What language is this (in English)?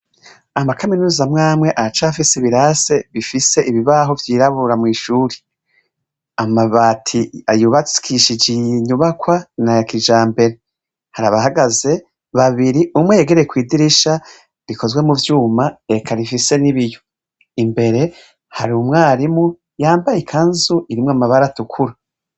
Rundi